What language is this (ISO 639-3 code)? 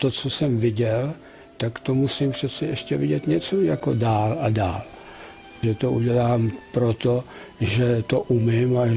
ces